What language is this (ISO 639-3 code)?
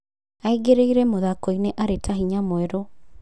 kik